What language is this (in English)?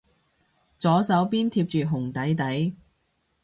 Cantonese